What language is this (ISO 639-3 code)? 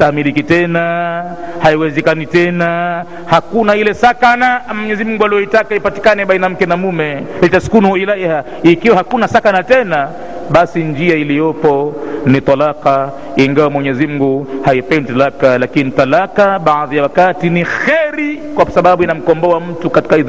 swa